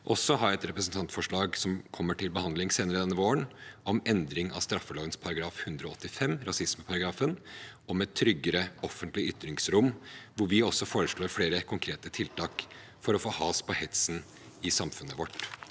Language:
Norwegian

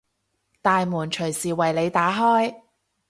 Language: Cantonese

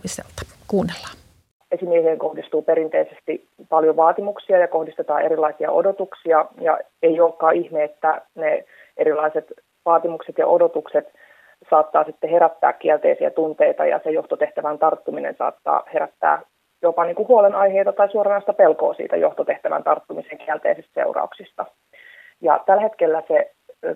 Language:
Finnish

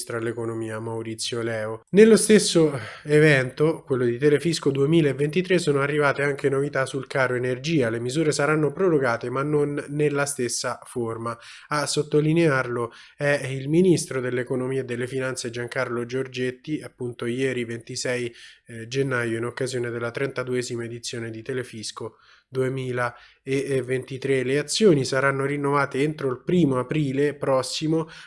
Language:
Italian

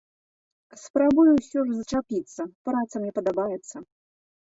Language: Belarusian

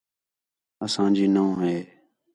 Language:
Khetrani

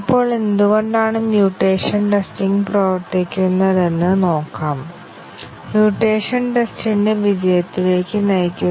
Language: Malayalam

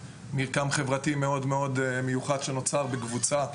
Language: Hebrew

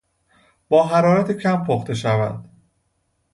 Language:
Persian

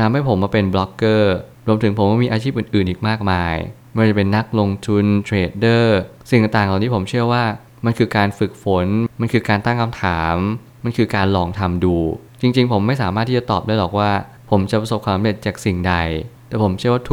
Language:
Thai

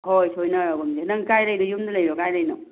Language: Manipuri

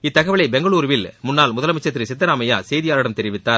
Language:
Tamil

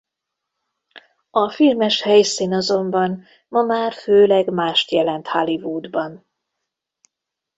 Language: Hungarian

